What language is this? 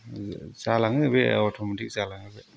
Bodo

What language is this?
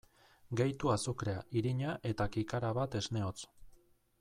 Basque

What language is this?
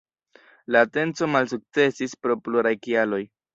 Esperanto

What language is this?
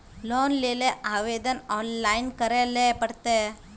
Magahi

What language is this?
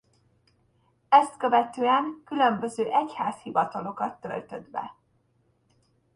Hungarian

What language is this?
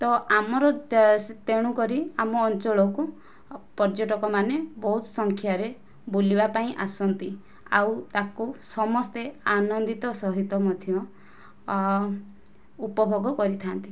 Odia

